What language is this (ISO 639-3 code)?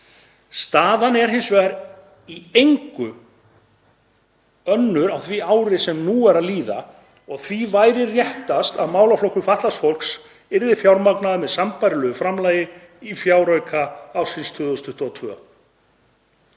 isl